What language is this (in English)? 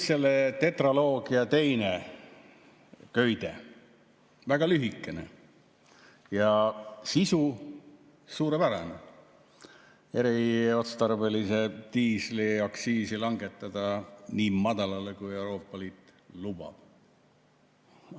Estonian